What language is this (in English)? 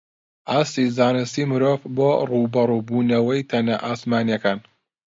Central Kurdish